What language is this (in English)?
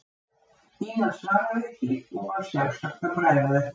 Icelandic